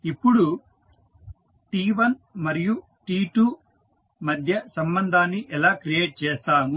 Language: Telugu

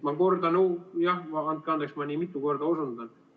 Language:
Estonian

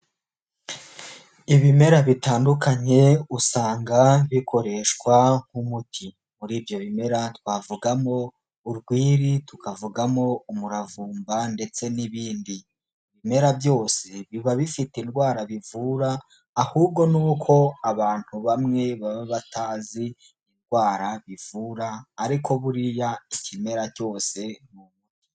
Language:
Kinyarwanda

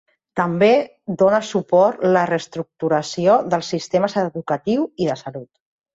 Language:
Catalan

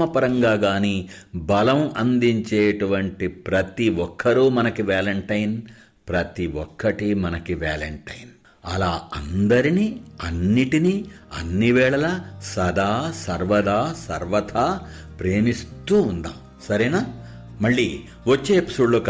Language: Telugu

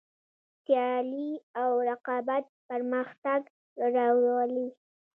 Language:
Pashto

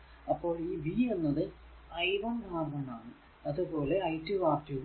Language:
Malayalam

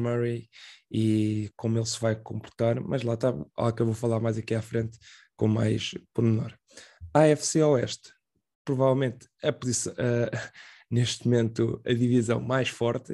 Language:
Portuguese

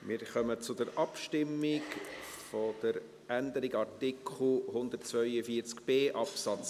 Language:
Swiss German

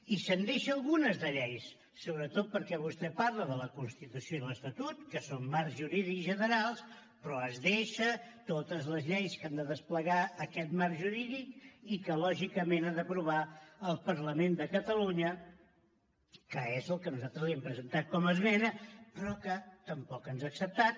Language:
Catalan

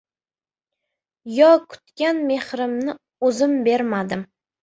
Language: Uzbek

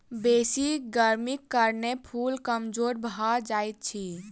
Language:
Maithili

